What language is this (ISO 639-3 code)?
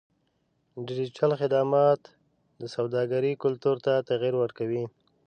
pus